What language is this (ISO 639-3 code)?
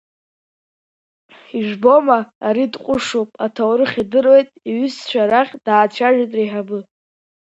abk